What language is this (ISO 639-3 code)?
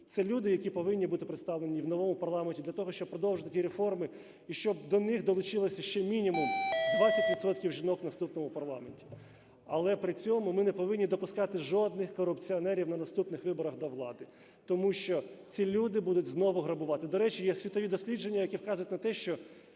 ukr